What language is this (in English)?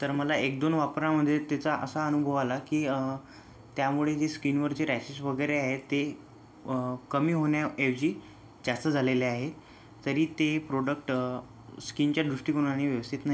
Marathi